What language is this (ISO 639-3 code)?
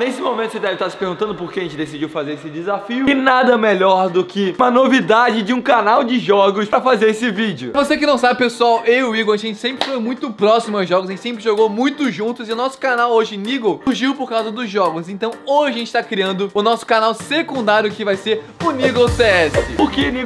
por